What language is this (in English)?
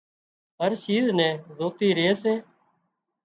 Wadiyara Koli